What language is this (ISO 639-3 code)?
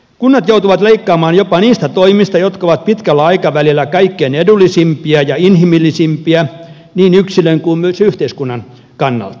fin